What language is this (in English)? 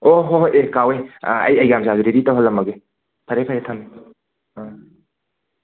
Manipuri